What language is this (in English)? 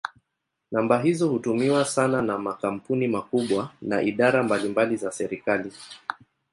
Swahili